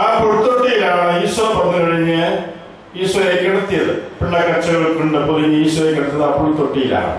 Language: Malayalam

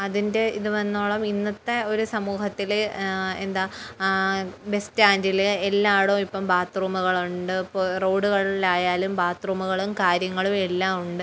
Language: Malayalam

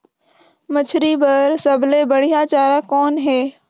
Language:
Chhattisgarhi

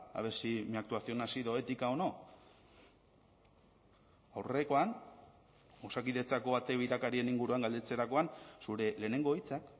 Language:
Basque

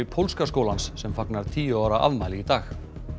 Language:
Icelandic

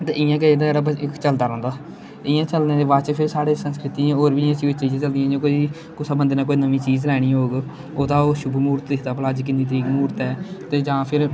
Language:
Dogri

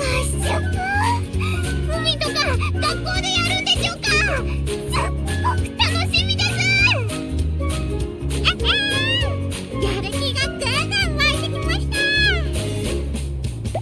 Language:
Japanese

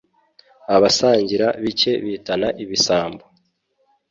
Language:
Kinyarwanda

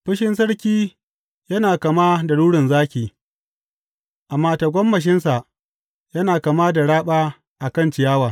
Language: Hausa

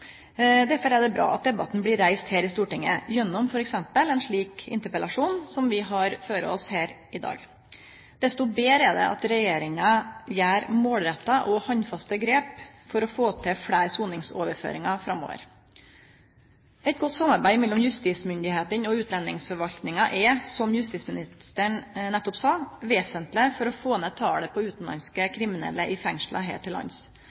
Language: Norwegian Nynorsk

